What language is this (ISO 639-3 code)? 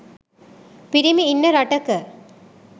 sin